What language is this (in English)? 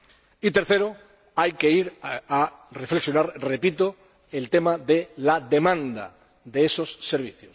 Spanish